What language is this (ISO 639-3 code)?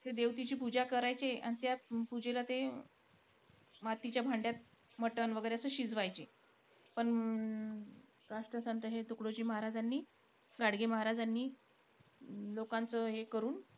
mar